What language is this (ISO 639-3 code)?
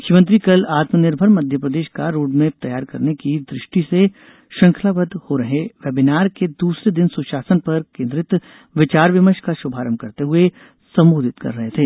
hin